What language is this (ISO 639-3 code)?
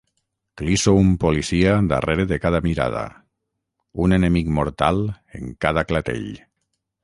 cat